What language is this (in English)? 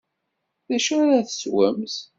Kabyle